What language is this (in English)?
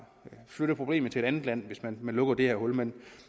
Danish